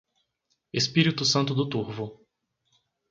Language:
Portuguese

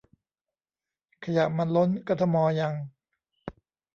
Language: Thai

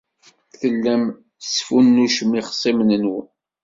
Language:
Kabyle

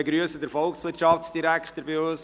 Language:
Swiss German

